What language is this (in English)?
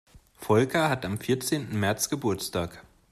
German